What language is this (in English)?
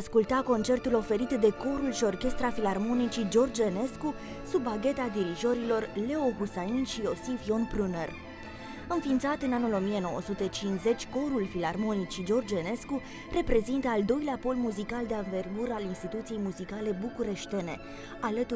Romanian